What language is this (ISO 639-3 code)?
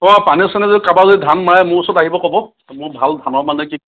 asm